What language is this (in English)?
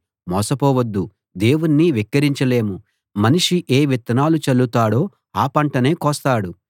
Telugu